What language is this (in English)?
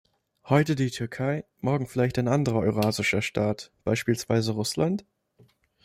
German